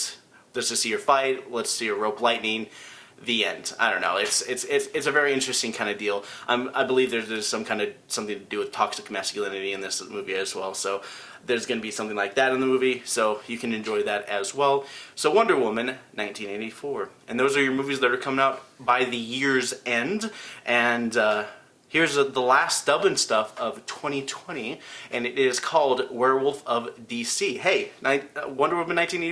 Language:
English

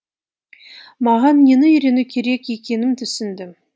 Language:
Kazakh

